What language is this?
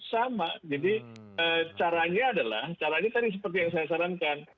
Indonesian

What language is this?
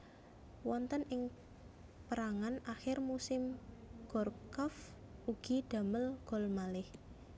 Javanese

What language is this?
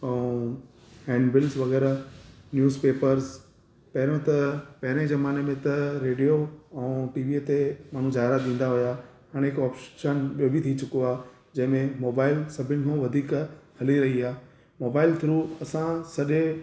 Sindhi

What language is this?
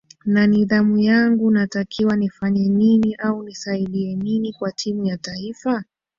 Swahili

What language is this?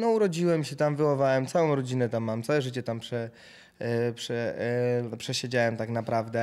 Polish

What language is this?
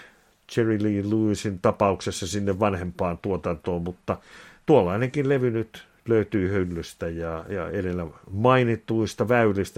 Finnish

